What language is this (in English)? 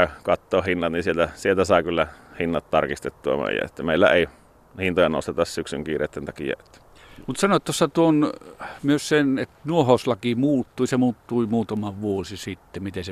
Finnish